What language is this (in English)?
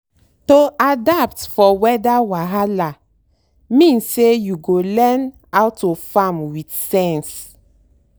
Nigerian Pidgin